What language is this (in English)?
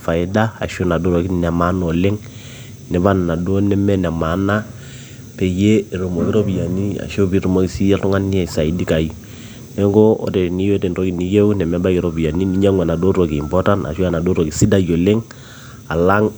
Masai